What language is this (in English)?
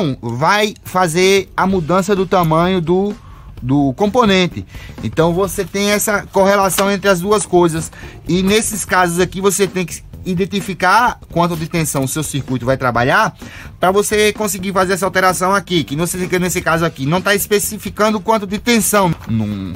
Portuguese